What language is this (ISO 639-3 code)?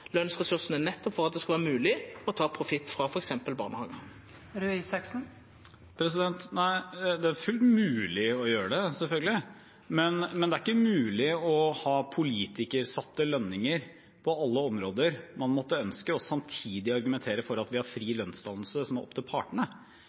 nor